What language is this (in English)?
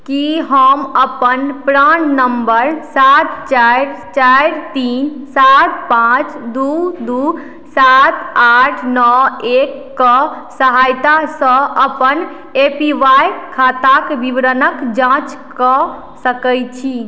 Maithili